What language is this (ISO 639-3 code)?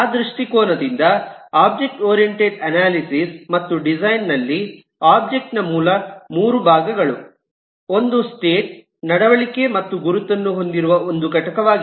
kan